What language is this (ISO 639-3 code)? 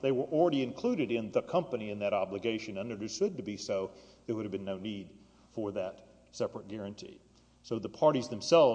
eng